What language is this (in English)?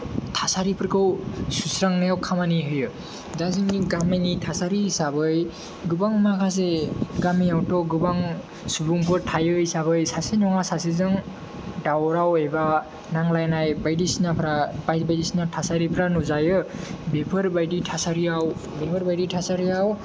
Bodo